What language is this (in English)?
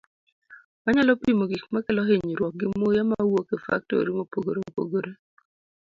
Luo (Kenya and Tanzania)